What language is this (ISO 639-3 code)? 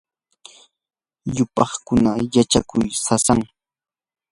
qur